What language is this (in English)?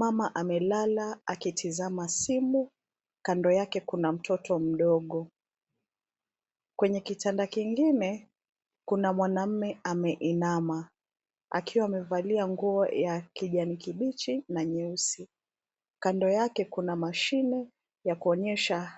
Swahili